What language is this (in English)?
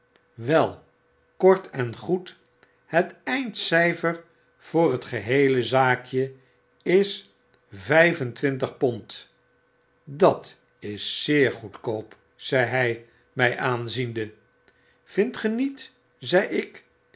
Dutch